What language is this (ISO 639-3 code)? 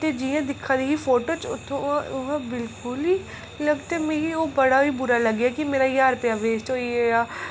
doi